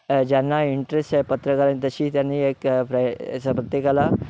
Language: Marathi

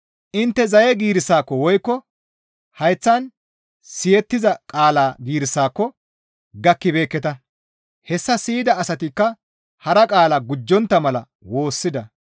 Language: Gamo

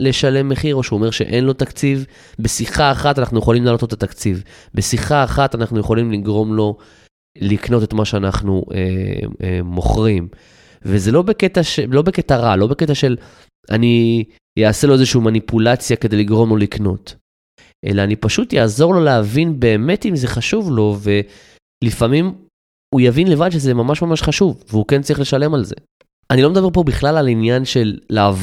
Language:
Hebrew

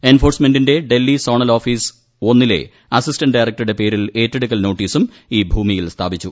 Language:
Malayalam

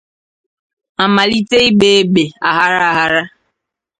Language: Igbo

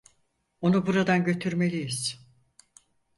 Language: Turkish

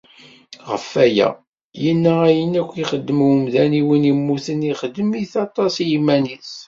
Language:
Kabyle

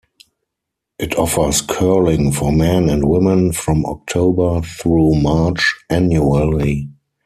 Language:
English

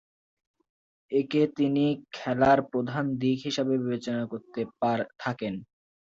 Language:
Bangla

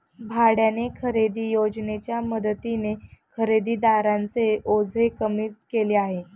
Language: Marathi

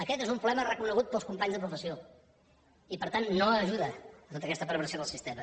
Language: Catalan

